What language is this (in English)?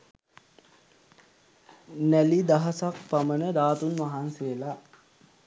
Sinhala